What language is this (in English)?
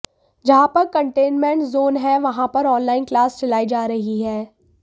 Hindi